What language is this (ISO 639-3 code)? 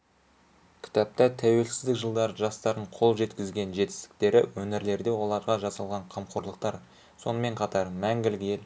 kaz